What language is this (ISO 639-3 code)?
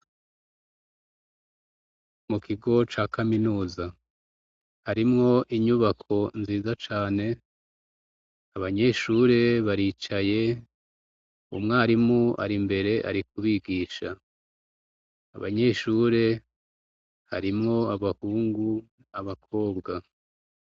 run